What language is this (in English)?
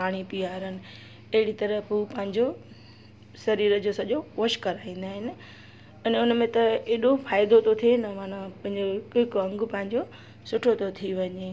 Sindhi